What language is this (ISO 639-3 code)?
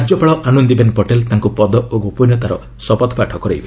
ori